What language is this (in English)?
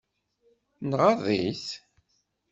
Kabyle